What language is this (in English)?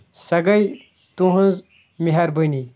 Kashmiri